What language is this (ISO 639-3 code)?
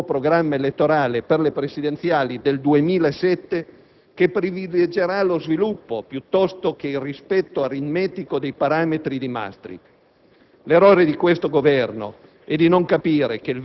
ita